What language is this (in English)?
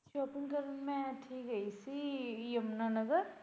Punjabi